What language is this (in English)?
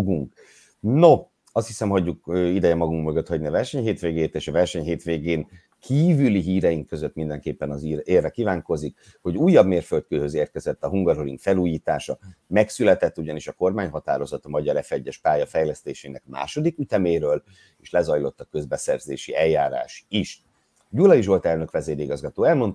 Hungarian